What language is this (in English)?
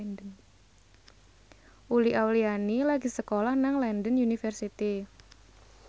Javanese